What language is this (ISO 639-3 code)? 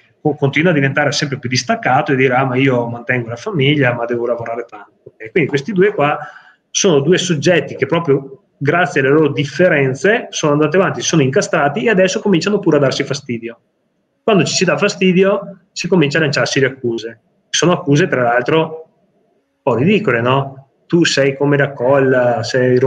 ita